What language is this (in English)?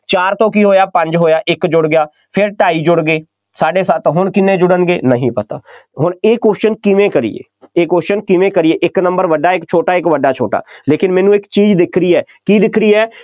Punjabi